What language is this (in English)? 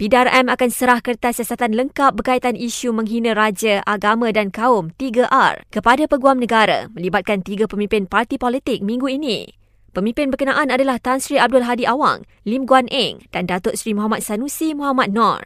Malay